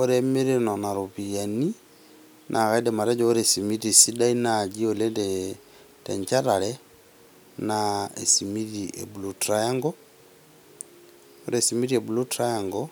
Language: Masai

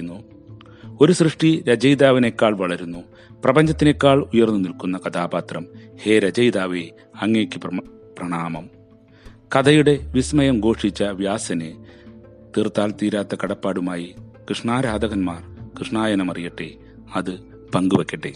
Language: Malayalam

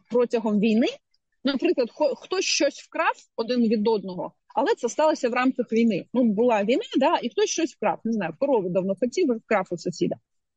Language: Ukrainian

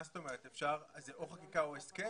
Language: Hebrew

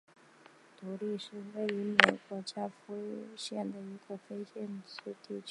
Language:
Chinese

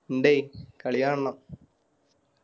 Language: Malayalam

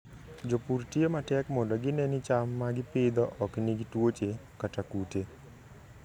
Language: Luo (Kenya and Tanzania)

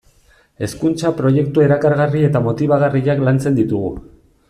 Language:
Basque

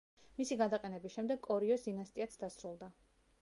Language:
Georgian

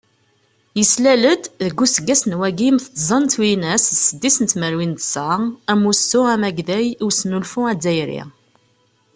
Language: Kabyle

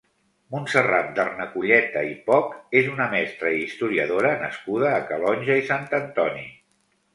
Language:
Catalan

